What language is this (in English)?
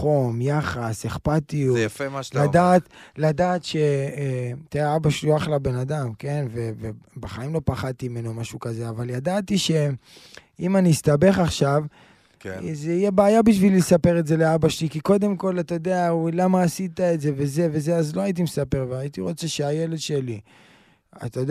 Hebrew